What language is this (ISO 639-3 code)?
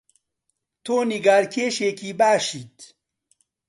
ckb